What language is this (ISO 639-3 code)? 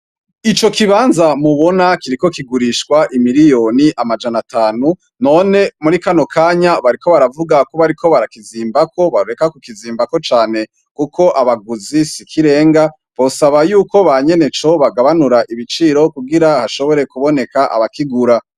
run